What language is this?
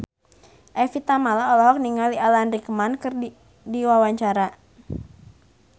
Sundanese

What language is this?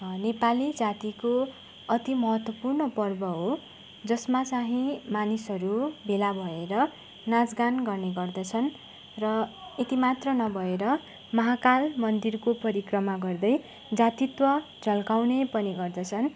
Nepali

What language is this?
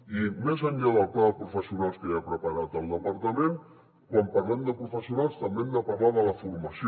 Catalan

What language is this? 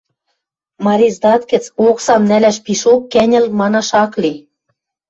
Western Mari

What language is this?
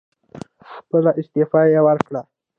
Pashto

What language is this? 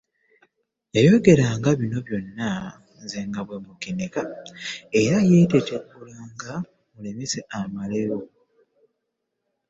Ganda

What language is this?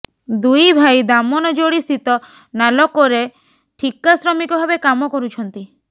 Odia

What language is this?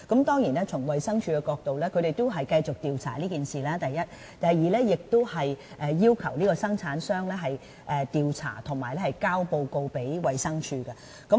Cantonese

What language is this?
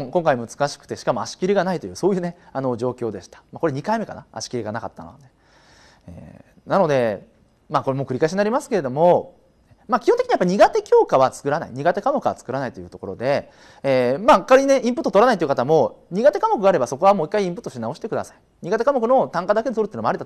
Japanese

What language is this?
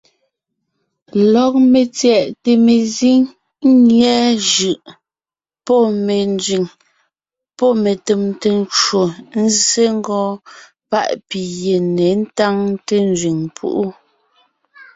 Ngiemboon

